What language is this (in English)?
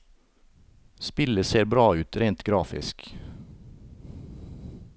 Norwegian